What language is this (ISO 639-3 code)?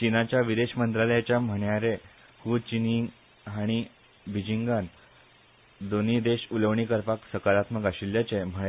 kok